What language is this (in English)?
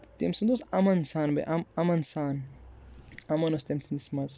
Kashmiri